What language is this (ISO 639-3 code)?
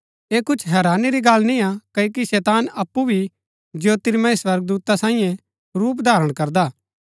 gbk